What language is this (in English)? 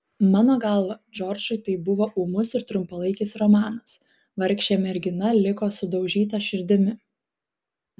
Lithuanian